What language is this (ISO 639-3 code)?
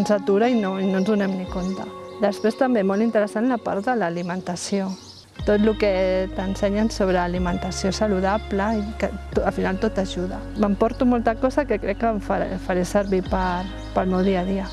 spa